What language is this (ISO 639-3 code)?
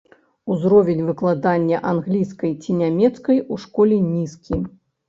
bel